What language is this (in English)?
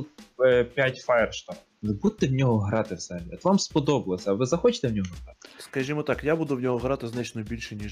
Ukrainian